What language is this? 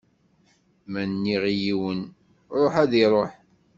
Kabyle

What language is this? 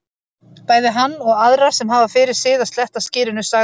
Icelandic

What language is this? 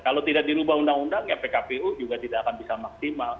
Indonesian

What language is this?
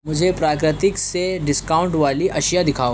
Urdu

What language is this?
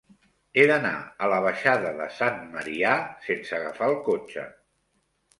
Catalan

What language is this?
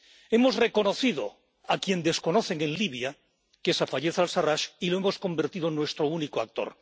Spanish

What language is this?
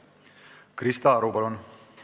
Estonian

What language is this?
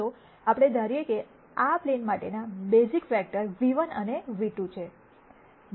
Gujarati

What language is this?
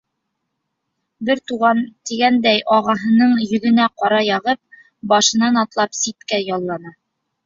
Bashkir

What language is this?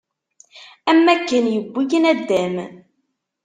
Kabyle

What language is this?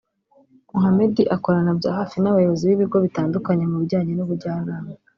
Kinyarwanda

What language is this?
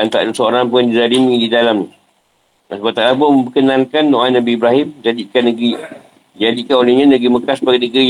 Malay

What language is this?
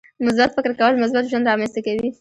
Pashto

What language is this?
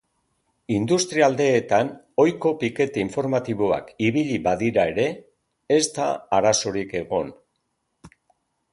Basque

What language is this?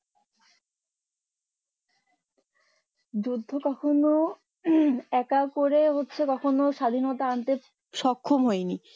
Bangla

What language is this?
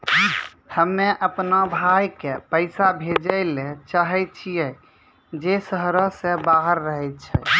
Maithili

